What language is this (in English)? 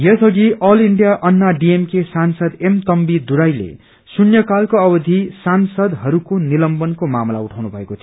Nepali